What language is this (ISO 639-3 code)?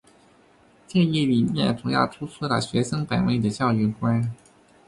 zho